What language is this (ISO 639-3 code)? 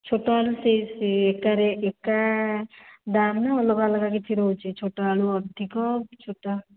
ori